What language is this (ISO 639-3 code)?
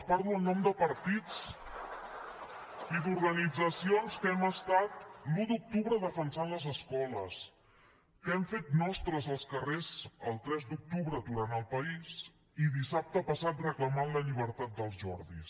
cat